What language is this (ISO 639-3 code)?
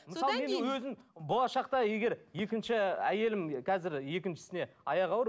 kaz